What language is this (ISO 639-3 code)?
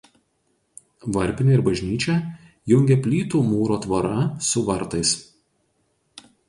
lit